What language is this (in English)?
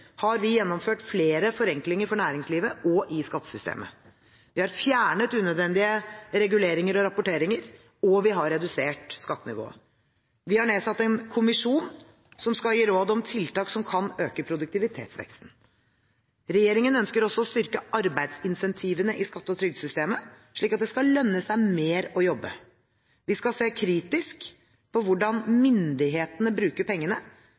Norwegian Bokmål